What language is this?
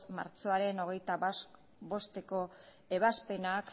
Basque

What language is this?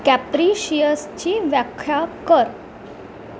Marathi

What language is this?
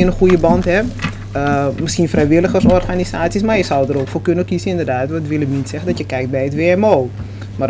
Dutch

